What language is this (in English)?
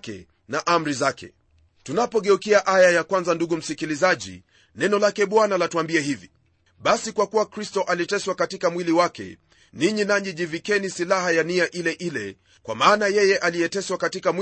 Swahili